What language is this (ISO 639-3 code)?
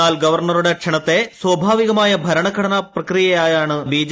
mal